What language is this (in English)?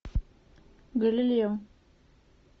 Russian